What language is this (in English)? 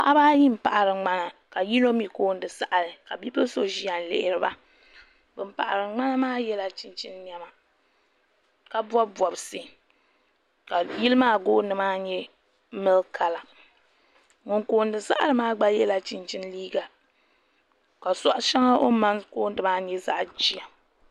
Dagbani